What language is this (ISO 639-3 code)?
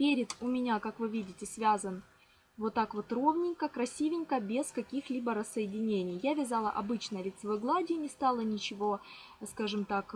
rus